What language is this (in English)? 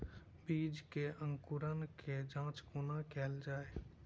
Maithili